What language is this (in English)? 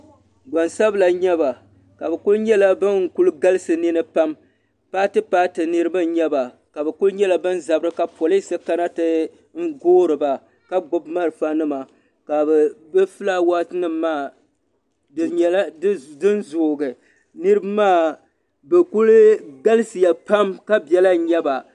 Dagbani